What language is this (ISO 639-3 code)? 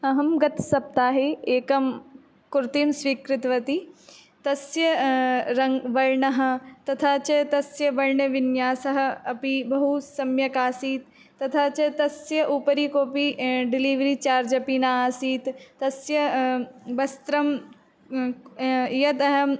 san